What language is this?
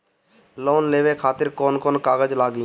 Bhojpuri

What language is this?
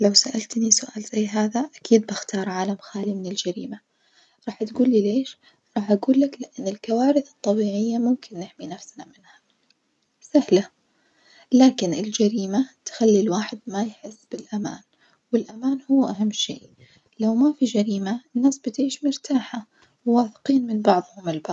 Najdi Arabic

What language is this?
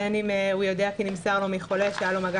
Hebrew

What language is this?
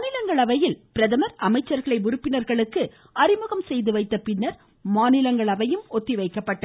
Tamil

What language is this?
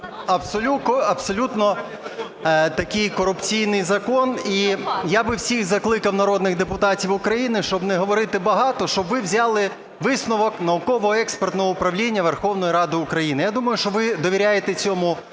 Ukrainian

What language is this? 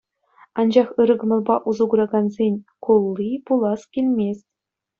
Chuvash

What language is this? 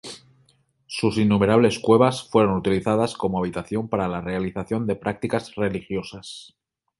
Spanish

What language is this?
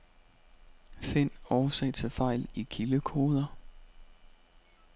Danish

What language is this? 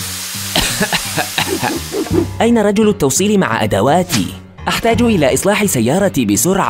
Arabic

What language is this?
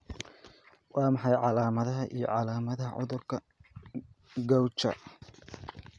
Somali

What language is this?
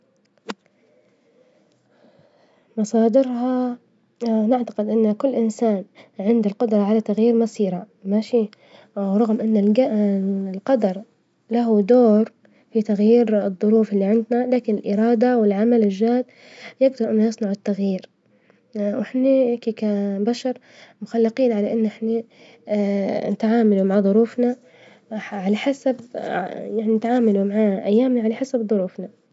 Libyan Arabic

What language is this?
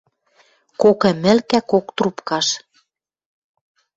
Western Mari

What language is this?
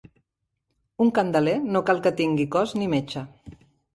Catalan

